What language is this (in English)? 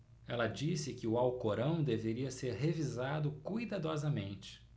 Portuguese